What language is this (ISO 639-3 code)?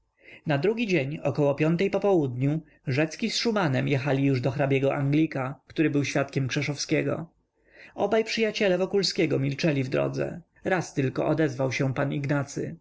pol